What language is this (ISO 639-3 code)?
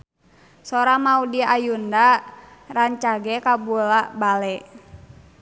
sun